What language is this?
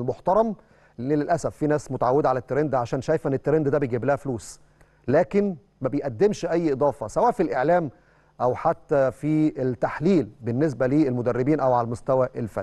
Arabic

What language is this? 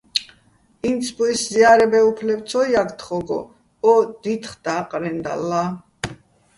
Bats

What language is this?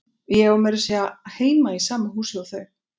Icelandic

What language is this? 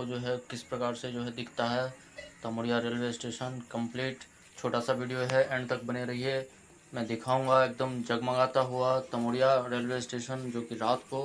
Hindi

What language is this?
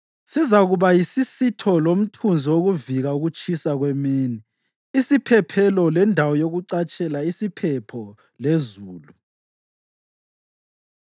North Ndebele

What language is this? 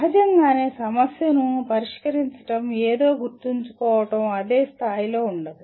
Telugu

